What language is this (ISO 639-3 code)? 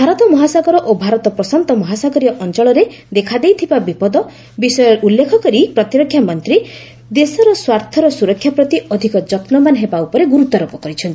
ori